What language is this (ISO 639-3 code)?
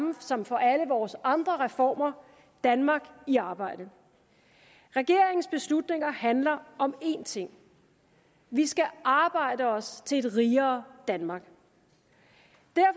dan